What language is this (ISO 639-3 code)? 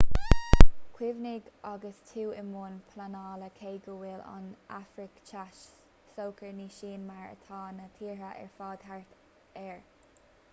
gle